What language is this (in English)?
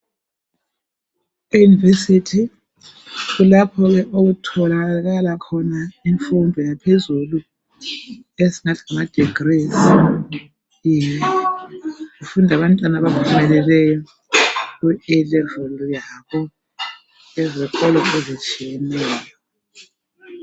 North Ndebele